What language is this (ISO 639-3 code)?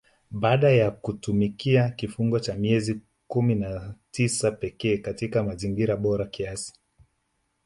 swa